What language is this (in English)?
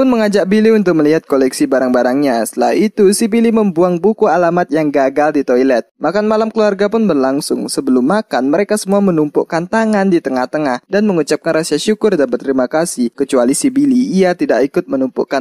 Indonesian